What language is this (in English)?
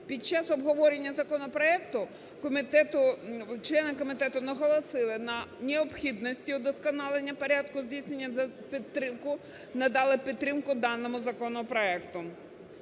Ukrainian